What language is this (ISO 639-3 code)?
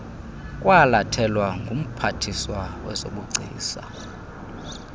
xho